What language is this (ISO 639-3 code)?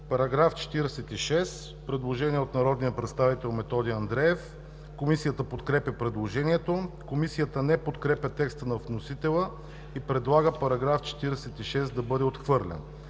bul